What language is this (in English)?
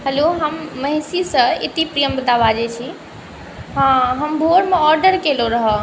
Maithili